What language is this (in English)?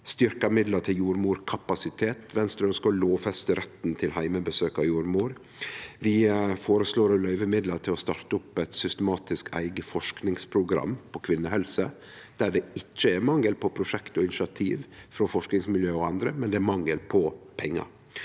Norwegian